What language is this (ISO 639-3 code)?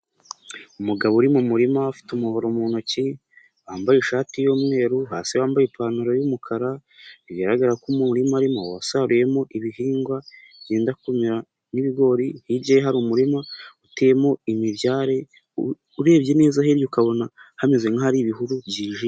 kin